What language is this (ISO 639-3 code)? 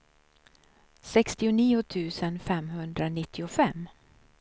swe